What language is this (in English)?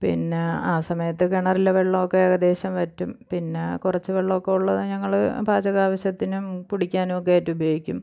Malayalam